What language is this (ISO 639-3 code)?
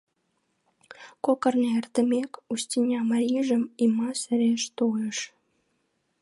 chm